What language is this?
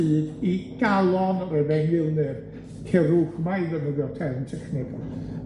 Welsh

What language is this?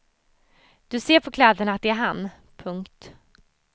Swedish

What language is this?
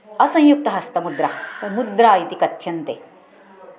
Sanskrit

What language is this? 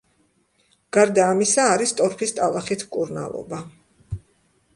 Georgian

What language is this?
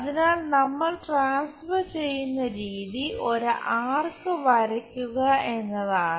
Malayalam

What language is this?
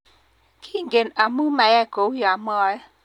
Kalenjin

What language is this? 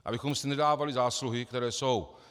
Czech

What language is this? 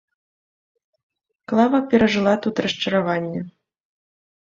Belarusian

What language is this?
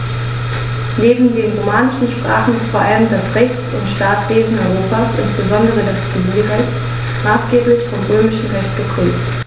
German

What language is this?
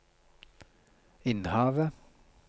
Norwegian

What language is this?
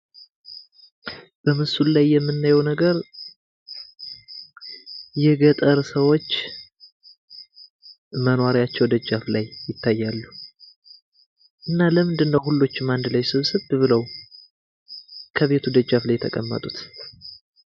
Amharic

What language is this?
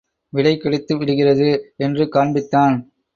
Tamil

